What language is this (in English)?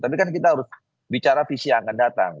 Indonesian